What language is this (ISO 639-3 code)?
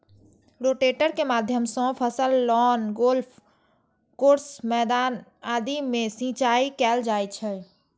mai